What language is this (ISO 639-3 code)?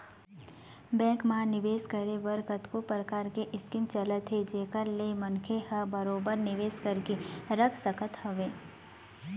hne